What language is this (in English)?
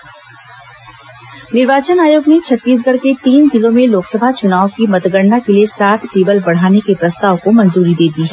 Hindi